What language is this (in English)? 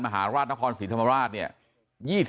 Thai